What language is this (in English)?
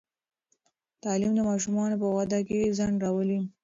Pashto